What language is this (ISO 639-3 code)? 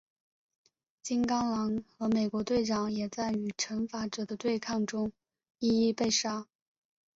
zho